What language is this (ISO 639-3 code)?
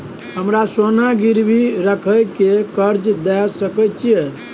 mai